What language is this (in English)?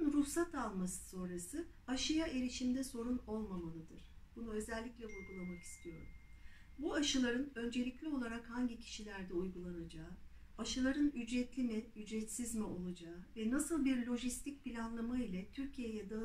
Turkish